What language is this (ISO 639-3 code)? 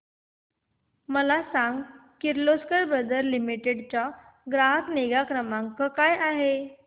mar